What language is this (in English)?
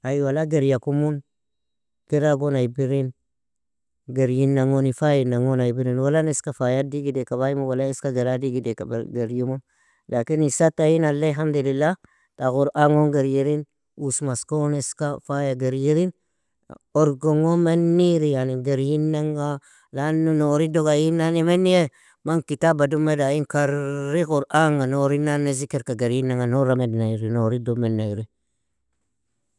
Nobiin